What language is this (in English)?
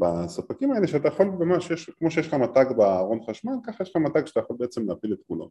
Hebrew